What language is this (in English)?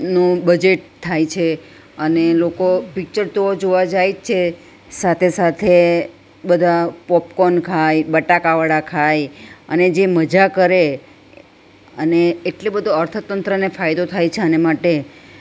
Gujarati